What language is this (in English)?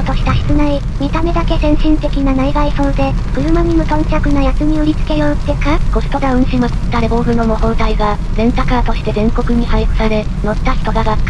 Japanese